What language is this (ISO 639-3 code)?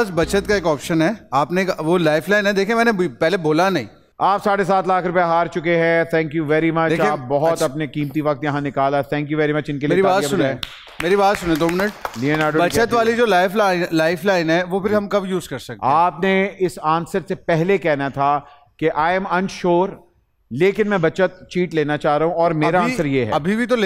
hin